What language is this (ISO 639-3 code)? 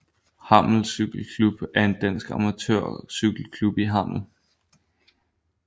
dan